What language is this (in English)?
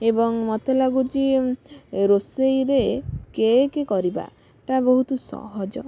Odia